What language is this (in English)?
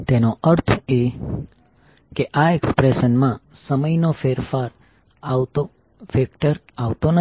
Gujarati